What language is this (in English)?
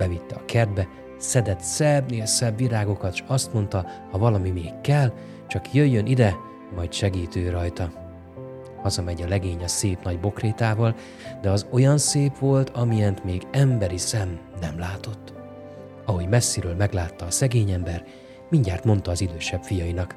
Hungarian